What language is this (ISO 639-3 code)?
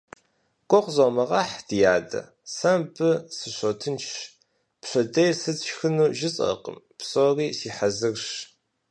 kbd